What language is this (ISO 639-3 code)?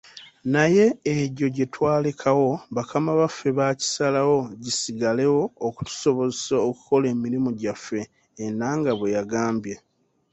lug